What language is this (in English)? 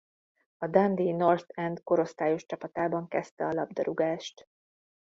Hungarian